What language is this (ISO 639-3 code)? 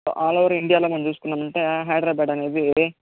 tel